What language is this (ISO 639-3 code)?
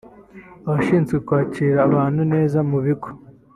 kin